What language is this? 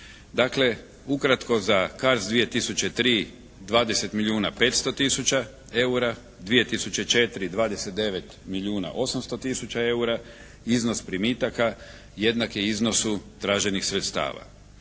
Croatian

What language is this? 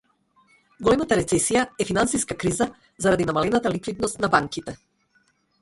Macedonian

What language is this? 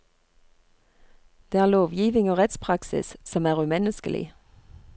Norwegian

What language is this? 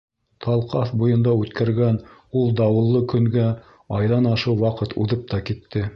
Bashkir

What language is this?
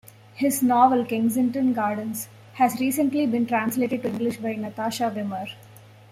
English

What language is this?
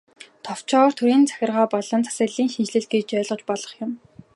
Mongolian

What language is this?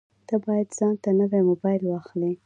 Pashto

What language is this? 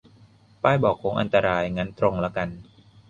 Thai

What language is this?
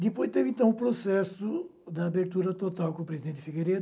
Portuguese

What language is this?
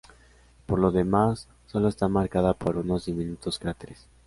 Spanish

